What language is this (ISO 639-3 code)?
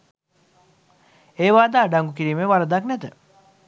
sin